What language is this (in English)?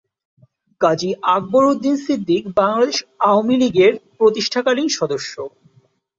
Bangla